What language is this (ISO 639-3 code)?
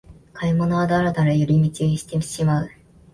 jpn